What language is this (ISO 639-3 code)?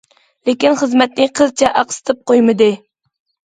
uig